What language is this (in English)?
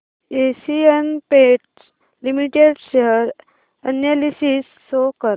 Marathi